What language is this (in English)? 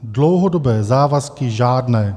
Czech